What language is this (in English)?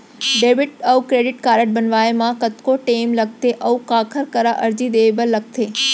Chhattisgarhi